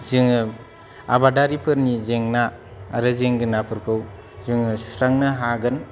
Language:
Bodo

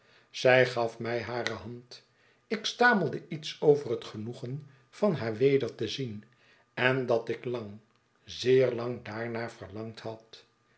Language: Dutch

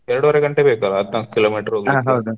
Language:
Kannada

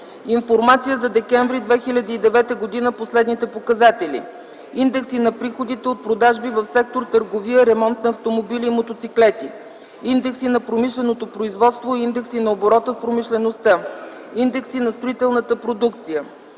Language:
Bulgarian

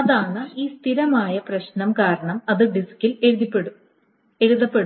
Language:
Malayalam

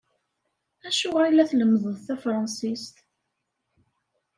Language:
Kabyle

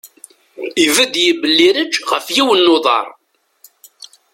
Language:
Kabyle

